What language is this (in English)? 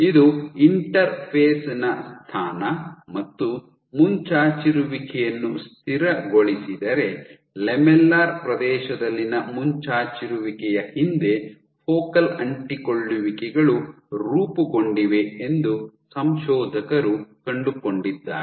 Kannada